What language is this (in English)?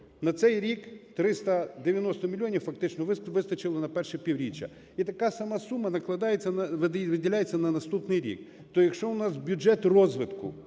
Ukrainian